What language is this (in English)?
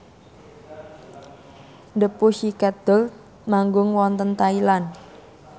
Javanese